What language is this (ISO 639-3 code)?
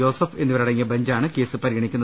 mal